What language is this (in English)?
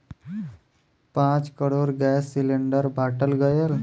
Bhojpuri